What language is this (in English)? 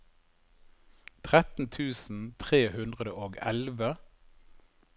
Norwegian